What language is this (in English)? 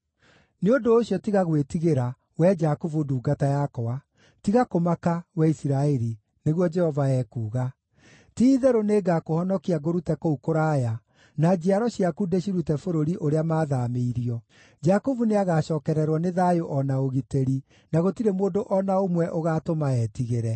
Kikuyu